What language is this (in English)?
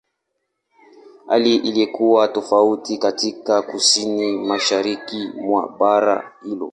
Swahili